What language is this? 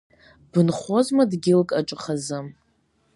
Abkhazian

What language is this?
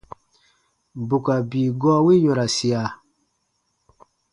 Baatonum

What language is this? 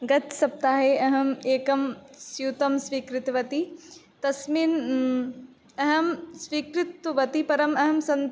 Sanskrit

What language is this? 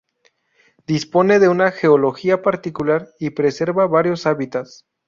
Spanish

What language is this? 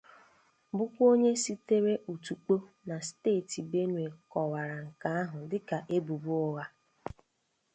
Igbo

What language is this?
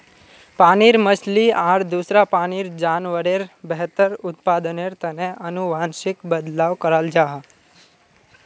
Magahi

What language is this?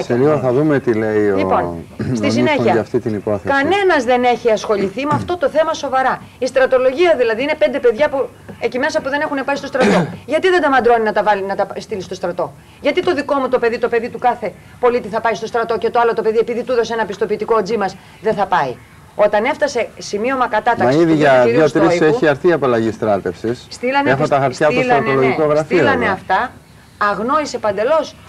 Greek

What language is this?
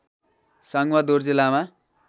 Nepali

